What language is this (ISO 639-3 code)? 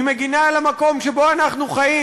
heb